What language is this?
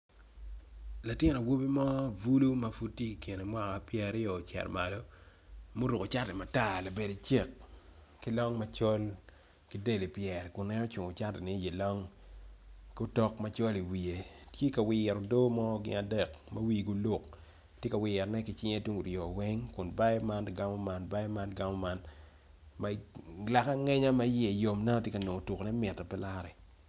Acoli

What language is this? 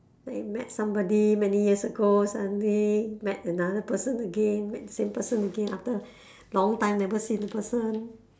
English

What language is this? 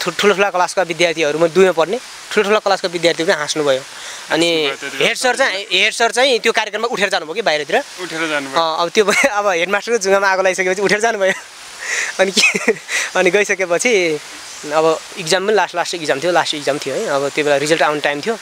Turkish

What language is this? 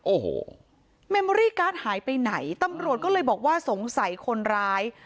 Thai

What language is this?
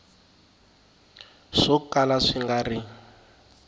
Tsonga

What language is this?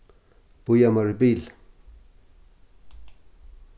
Faroese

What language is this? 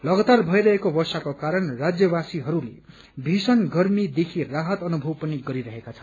Nepali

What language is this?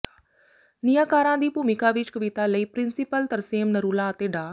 Punjabi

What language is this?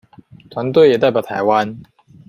Chinese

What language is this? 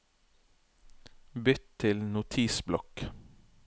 Norwegian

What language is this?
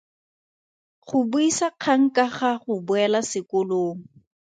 Tswana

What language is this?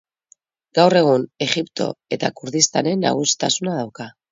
Basque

